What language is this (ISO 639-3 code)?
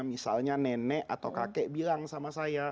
ind